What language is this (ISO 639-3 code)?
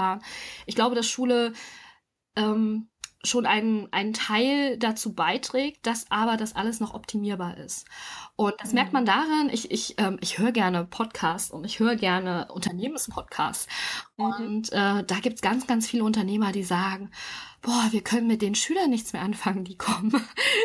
deu